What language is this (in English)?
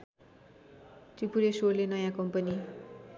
Nepali